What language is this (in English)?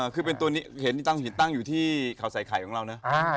Thai